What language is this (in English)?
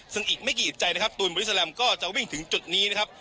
Thai